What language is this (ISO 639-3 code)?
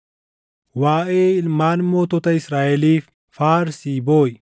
orm